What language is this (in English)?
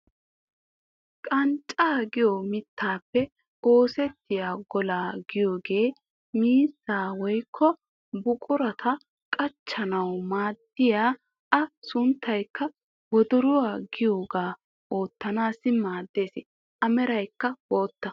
Wolaytta